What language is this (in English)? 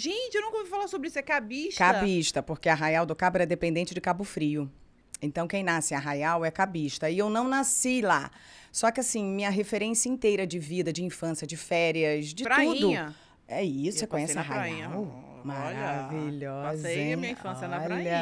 Portuguese